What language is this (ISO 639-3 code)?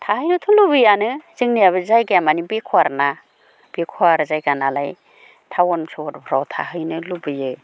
brx